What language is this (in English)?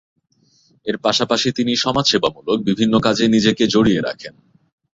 Bangla